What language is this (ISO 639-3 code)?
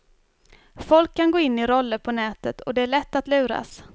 swe